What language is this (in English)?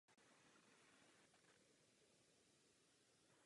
Czech